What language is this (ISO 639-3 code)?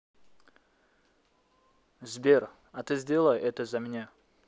rus